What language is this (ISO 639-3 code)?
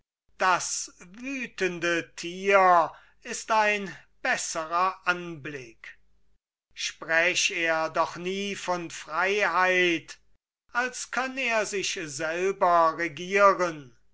deu